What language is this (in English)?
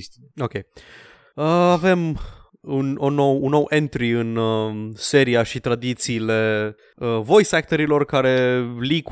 Romanian